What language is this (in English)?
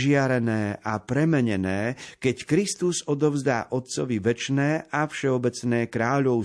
Slovak